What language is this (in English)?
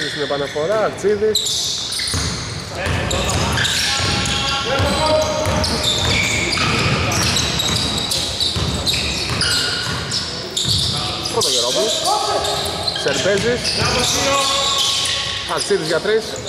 Greek